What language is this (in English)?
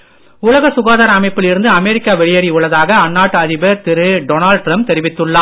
Tamil